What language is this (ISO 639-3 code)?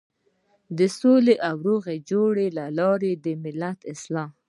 pus